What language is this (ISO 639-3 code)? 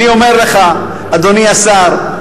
heb